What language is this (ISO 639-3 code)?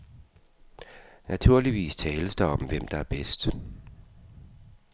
dan